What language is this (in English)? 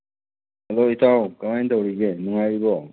Manipuri